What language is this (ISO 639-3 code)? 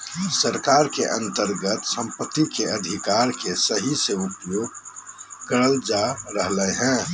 mag